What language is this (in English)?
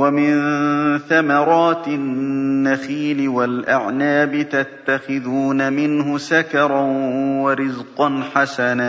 Arabic